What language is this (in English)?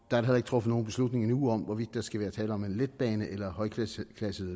Danish